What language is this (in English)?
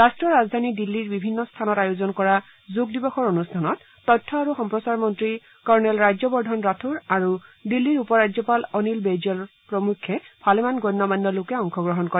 Assamese